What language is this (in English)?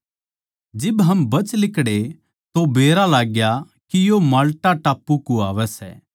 Haryanvi